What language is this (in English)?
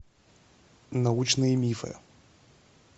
Russian